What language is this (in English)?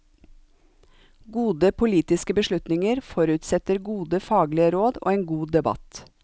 Norwegian